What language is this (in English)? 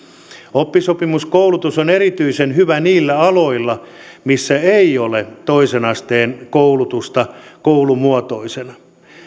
Finnish